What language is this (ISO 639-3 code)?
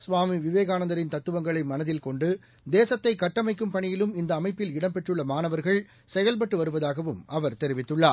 tam